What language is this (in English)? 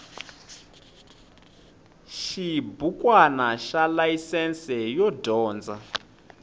Tsonga